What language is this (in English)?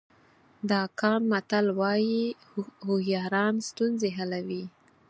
Pashto